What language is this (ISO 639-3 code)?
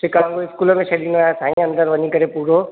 snd